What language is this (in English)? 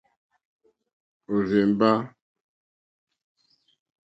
Mokpwe